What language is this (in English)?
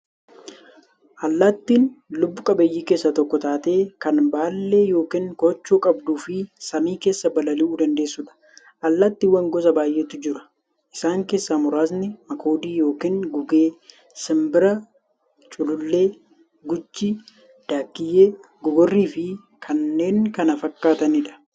Oromo